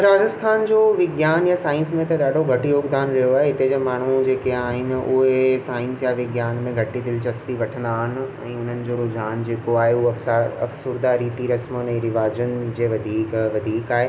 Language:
Sindhi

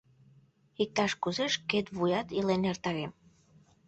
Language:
Mari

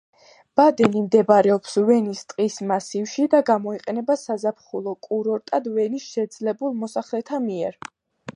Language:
Georgian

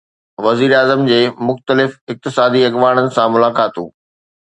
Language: Sindhi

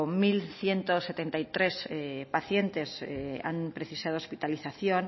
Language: Spanish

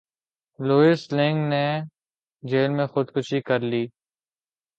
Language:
Urdu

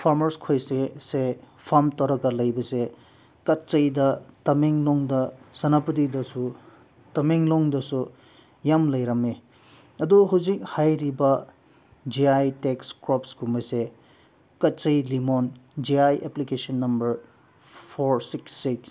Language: Manipuri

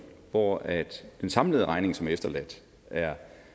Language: Danish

